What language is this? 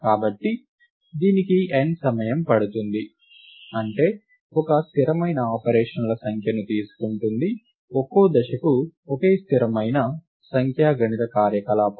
Telugu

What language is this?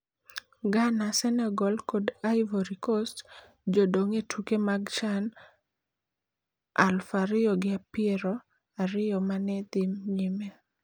Luo (Kenya and Tanzania)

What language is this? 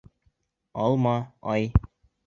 Bashkir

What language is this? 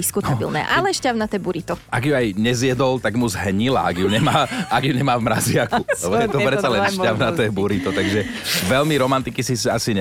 Slovak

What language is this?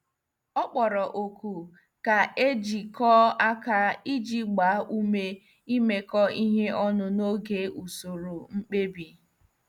Igbo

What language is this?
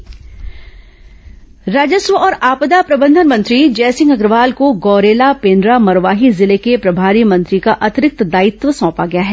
Hindi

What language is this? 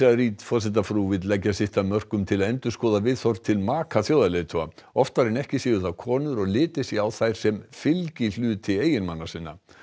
Icelandic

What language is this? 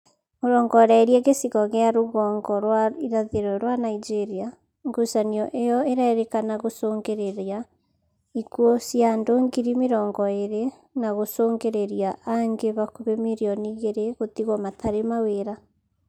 Kikuyu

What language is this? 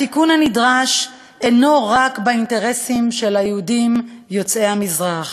Hebrew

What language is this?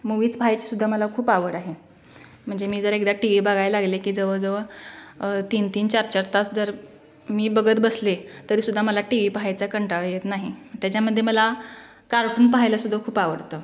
Marathi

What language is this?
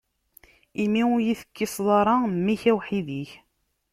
Kabyle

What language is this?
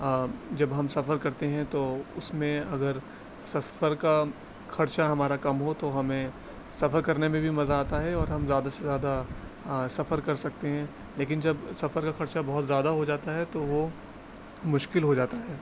Urdu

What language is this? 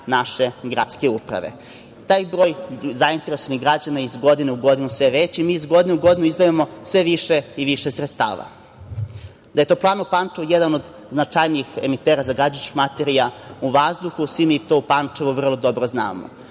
Serbian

